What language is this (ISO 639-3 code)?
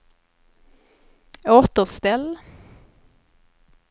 swe